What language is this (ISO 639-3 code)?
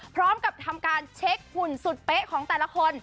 tha